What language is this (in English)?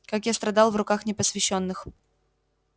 Russian